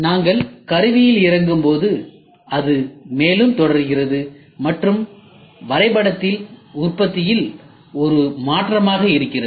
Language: Tamil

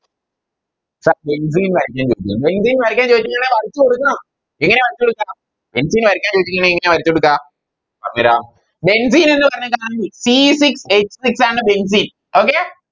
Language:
Malayalam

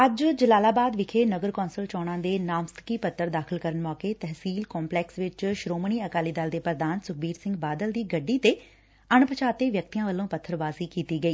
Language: Punjabi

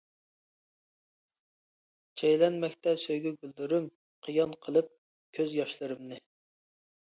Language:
Uyghur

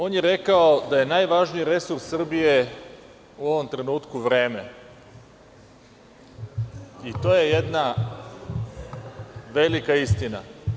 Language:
Serbian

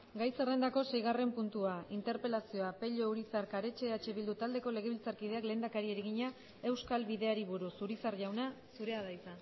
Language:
Basque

